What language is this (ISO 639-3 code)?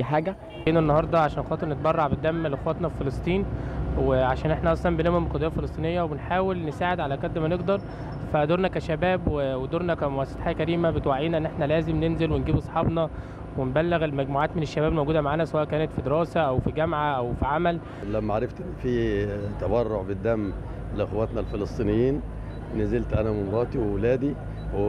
ara